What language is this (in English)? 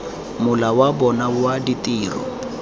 Tswana